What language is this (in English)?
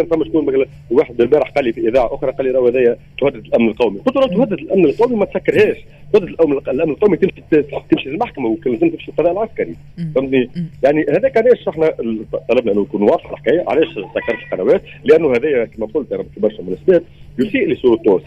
Arabic